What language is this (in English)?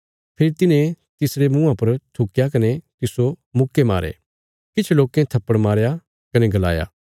Bilaspuri